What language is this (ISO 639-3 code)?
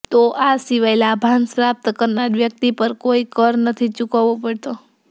guj